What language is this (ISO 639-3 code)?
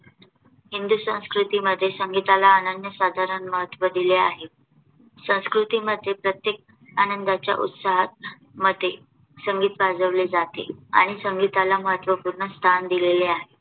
mar